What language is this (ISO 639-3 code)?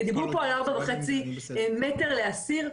heb